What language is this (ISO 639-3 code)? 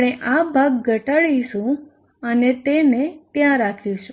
guj